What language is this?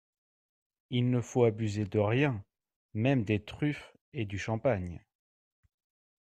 French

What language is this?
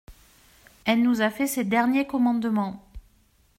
French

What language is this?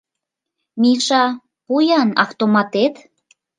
Mari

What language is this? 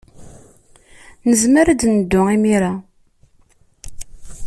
Kabyle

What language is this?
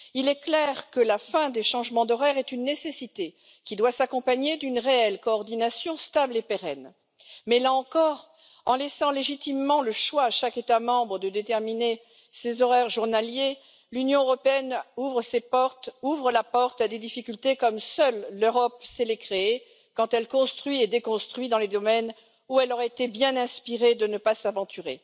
French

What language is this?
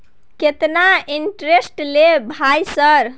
Maithili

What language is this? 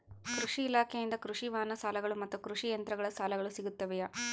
Kannada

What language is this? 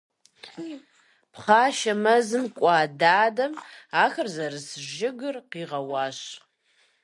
Kabardian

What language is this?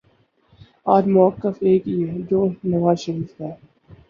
Urdu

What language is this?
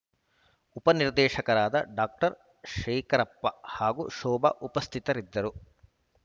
Kannada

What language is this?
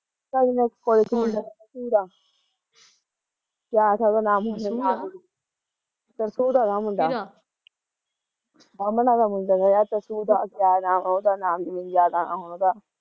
Punjabi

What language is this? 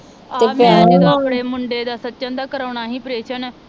Punjabi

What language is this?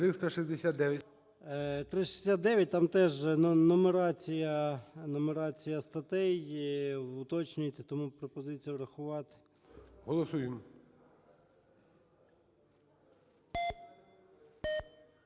Ukrainian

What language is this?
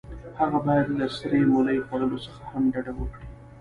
Pashto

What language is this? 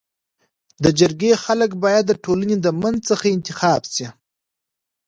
Pashto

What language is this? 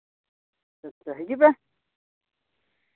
Santali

